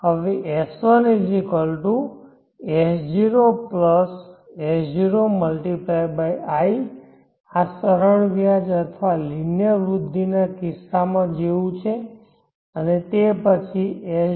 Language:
Gujarati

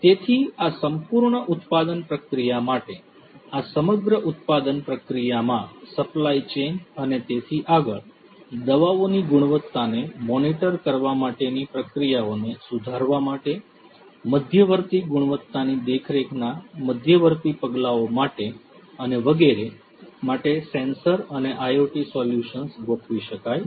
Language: Gujarati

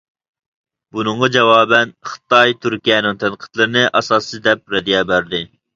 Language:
Uyghur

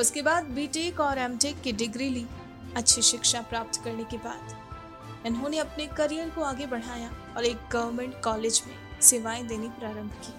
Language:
Hindi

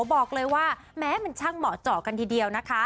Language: Thai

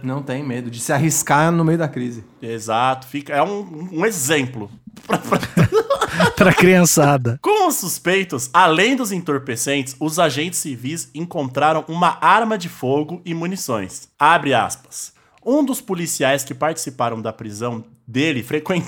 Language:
Portuguese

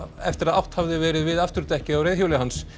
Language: Icelandic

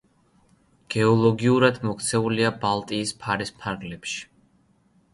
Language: Georgian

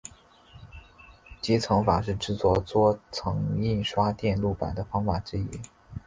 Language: Chinese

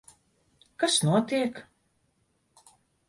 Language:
Latvian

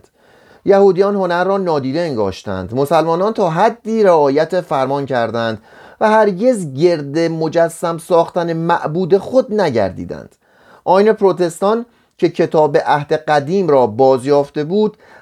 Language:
Persian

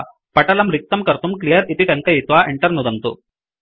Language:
Sanskrit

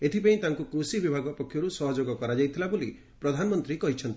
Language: Odia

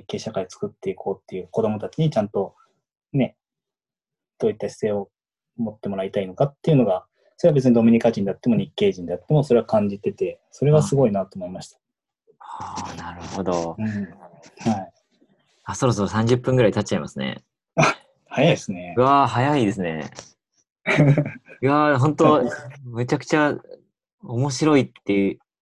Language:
Japanese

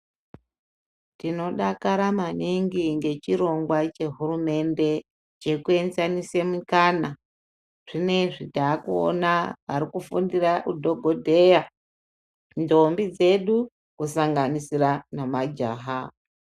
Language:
Ndau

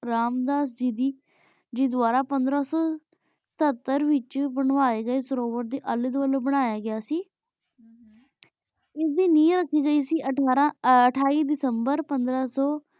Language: Punjabi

